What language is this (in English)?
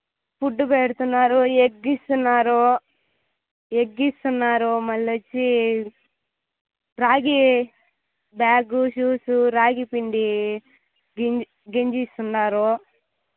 Telugu